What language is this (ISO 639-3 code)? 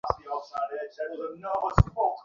ben